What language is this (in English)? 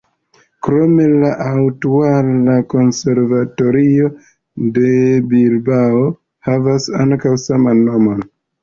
Esperanto